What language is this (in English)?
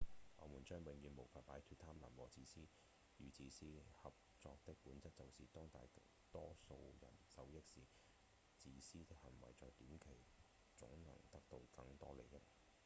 Cantonese